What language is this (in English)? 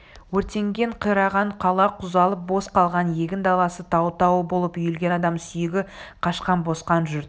Kazakh